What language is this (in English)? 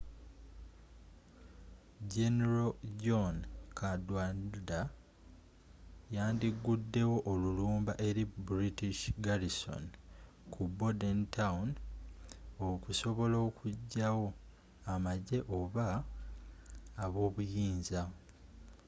Ganda